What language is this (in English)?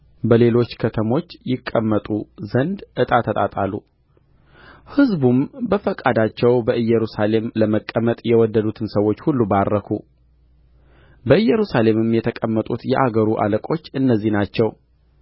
Amharic